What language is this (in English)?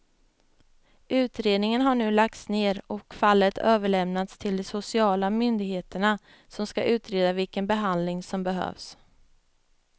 Swedish